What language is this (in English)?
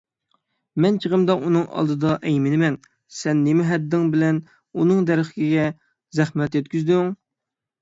Uyghur